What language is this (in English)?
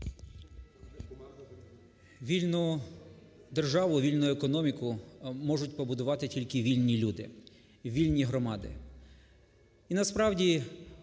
Ukrainian